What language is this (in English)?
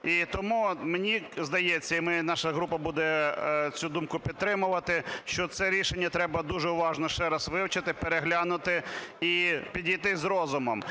Ukrainian